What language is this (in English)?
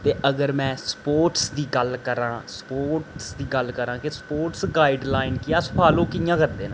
Dogri